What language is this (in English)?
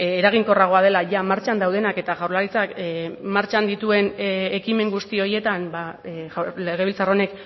Basque